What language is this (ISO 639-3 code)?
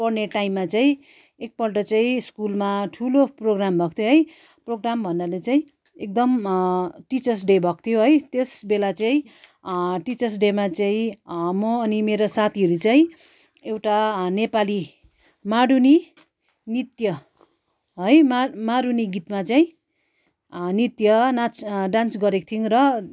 nep